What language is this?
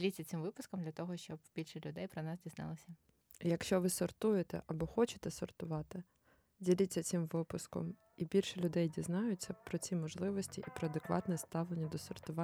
Ukrainian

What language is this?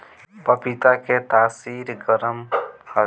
Bhojpuri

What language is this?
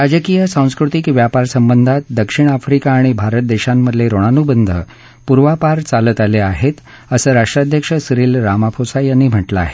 Marathi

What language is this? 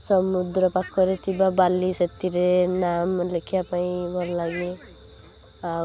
Odia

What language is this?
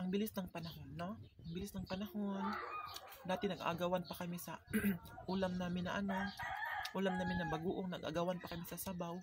Filipino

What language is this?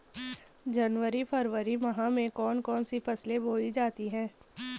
Hindi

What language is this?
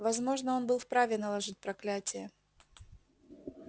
Russian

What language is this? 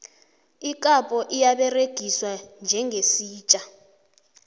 South Ndebele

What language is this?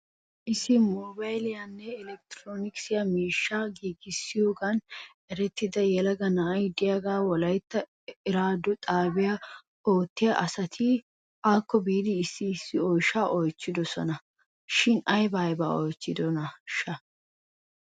Wolaytta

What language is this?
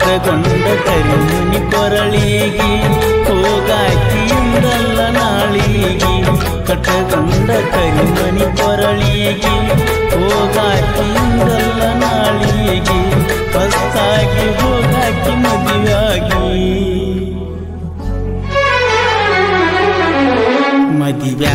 Arabic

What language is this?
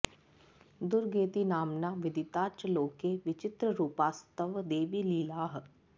Sanskrit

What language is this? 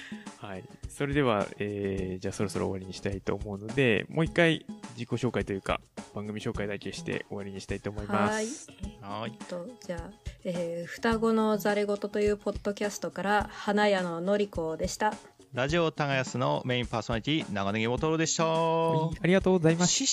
Japanese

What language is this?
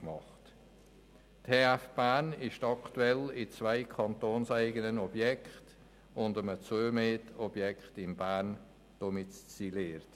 Swiss German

